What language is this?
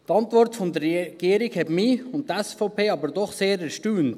Swiss German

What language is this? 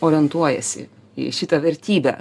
Lithuanian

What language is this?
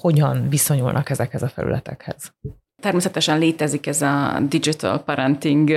Hungarian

